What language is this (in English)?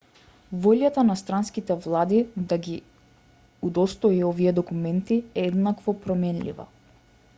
Macedonian